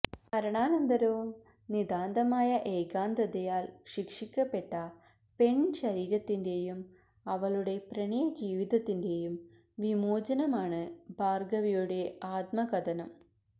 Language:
Malayalam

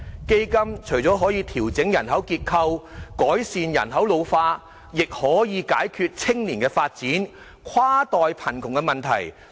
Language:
Cantonese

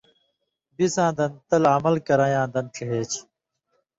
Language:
Indus Kohistani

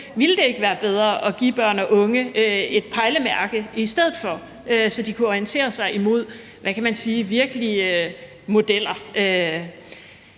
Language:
Danish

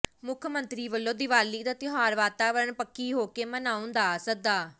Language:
Punjabi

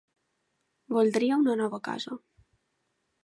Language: Catalan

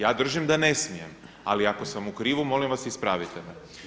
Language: Croatian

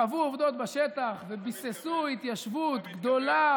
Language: Hebrew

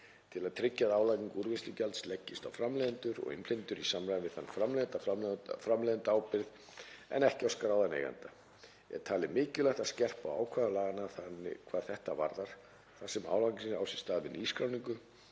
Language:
Icelandic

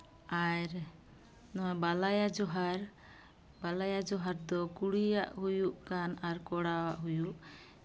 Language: Santali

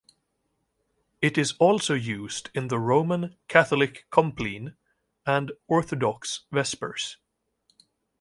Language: English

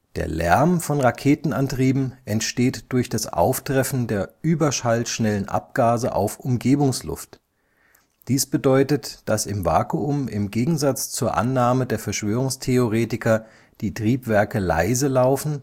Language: German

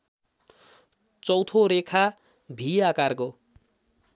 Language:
Nepali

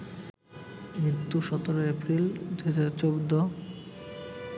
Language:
Bangla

